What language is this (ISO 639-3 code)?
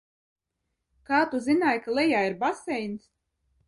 lav